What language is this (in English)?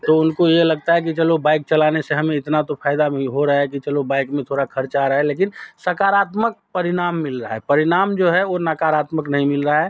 Hindi